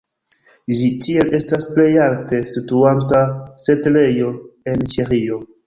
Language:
Esperanto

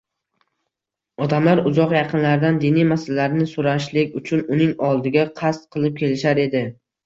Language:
Uzbek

